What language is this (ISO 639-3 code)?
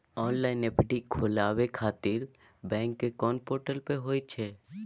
mai